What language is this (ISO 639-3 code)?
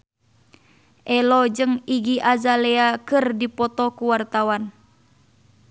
sun